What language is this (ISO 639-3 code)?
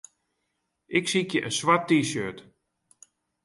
fry